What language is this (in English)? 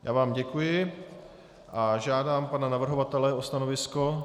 Czech